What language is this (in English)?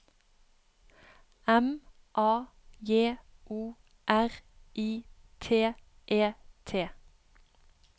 Norwegian